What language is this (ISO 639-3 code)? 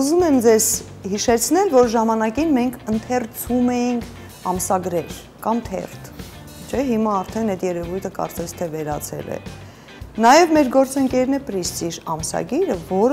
ron